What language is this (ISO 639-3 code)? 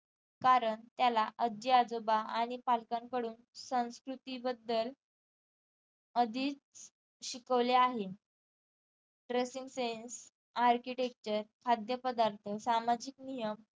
mar